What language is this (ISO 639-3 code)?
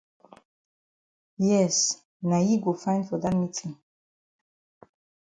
wes